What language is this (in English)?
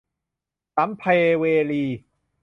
Thai